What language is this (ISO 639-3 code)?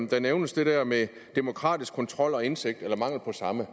dan